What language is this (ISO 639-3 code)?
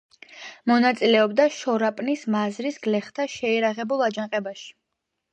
kat